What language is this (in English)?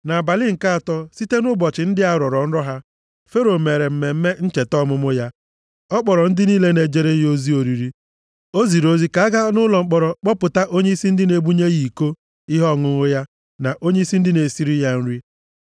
Igbo